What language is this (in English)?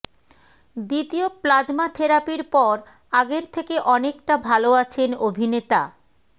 Bangla